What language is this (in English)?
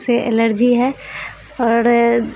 Urdu